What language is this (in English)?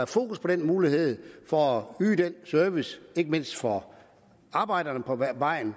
Danish